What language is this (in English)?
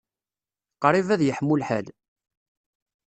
Kabyle